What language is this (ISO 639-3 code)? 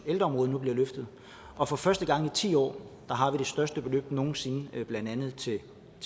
dan